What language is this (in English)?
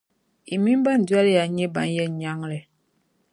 Dagbani